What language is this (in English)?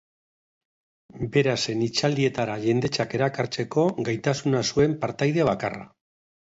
Basque